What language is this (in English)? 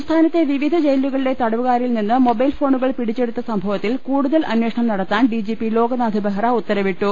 Malayalam